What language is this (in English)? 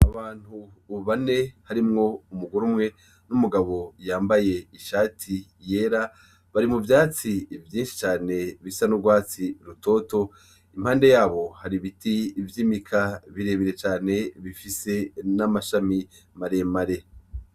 Rundi